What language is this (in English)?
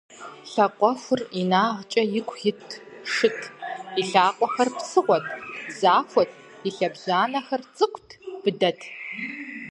Kabardian